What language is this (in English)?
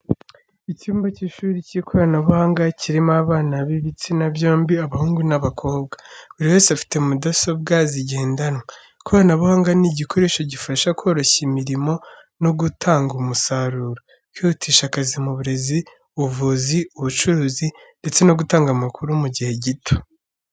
Kinyarwanda